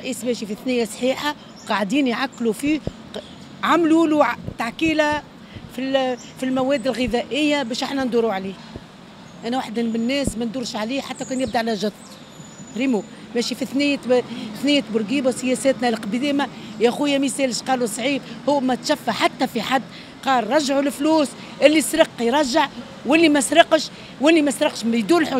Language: Arabic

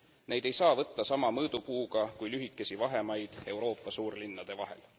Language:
Estonian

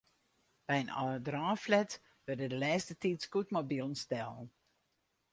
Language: Western Frisian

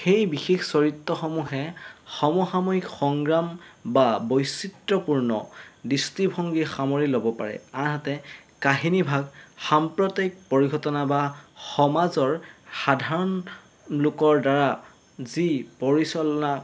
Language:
Assamese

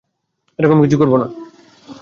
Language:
Bangla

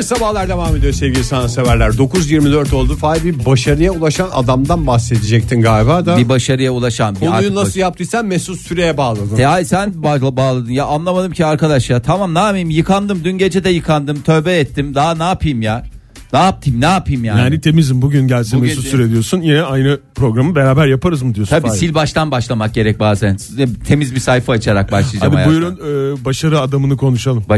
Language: Turkish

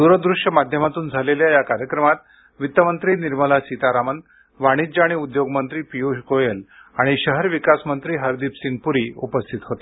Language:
Marathi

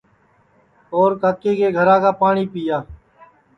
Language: Sansi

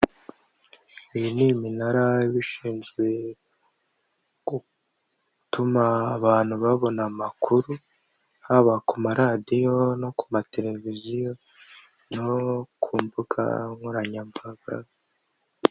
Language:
Kinyarwanda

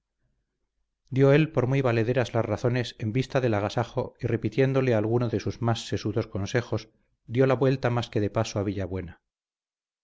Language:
Spanish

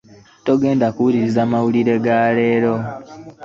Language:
Ganda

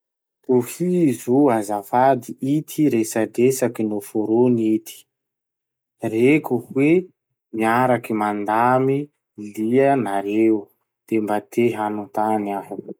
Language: Masikoro Malagasy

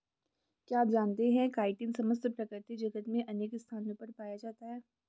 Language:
Hindi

